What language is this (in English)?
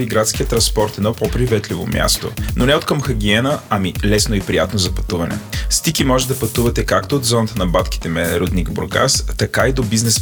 Bulgarian